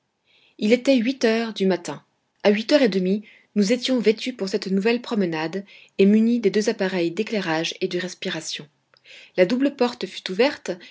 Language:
French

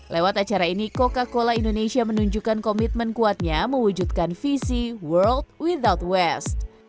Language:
Indonesian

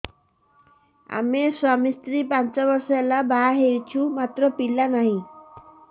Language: Odia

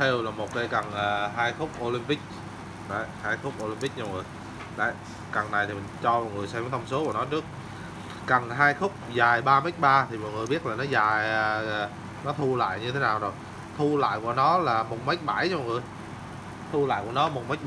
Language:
Vietnamese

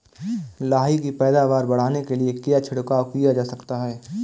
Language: Hindi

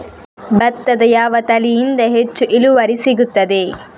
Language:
Kannada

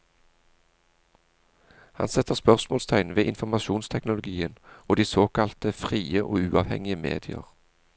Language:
Norwegian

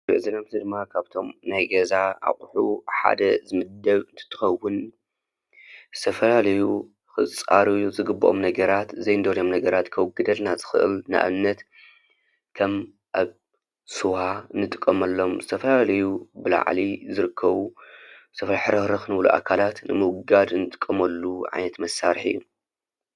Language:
Tigrinya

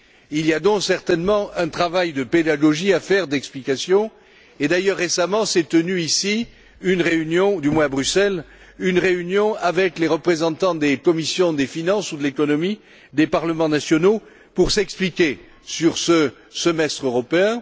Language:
French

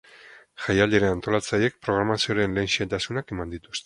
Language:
Basque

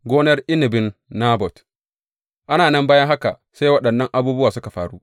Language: Hausa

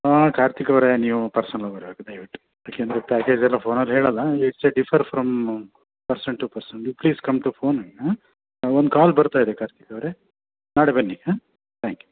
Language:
Kannada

